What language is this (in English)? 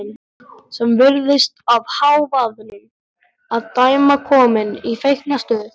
Icelandic